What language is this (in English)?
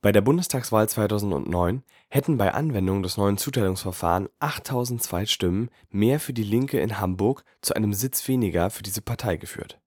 German